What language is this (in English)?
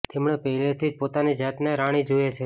Gujarati